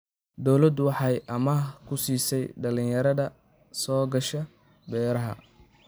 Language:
Somali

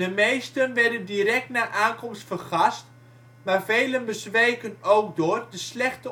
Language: Dutch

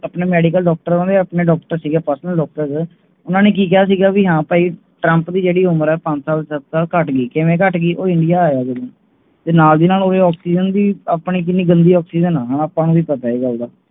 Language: Punjabi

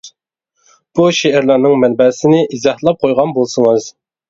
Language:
Uyghur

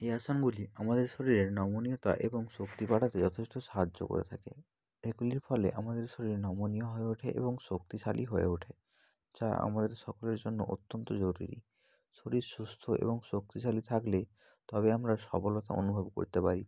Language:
Bangla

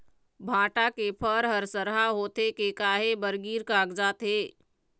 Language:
Chhattisgarhi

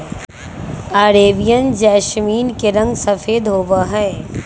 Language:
Magahi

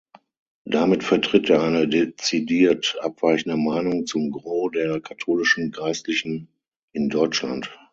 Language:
German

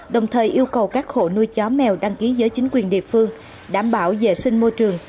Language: Vietnamese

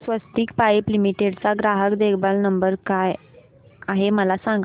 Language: Marathi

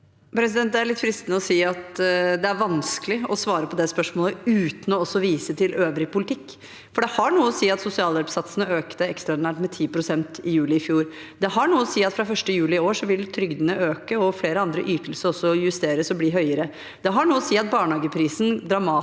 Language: Norwegian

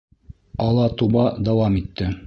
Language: Bashkir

